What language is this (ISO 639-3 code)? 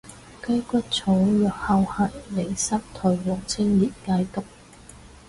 yue